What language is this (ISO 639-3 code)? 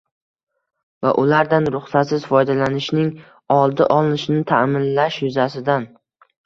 uzb